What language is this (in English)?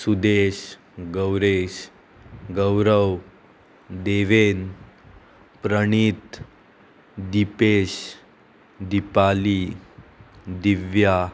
Konkani